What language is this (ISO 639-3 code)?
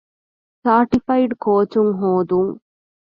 div